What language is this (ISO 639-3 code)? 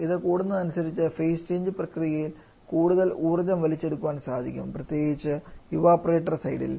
mal